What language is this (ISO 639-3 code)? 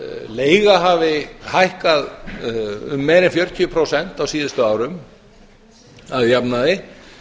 isl